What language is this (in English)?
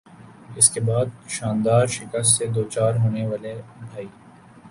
Urdu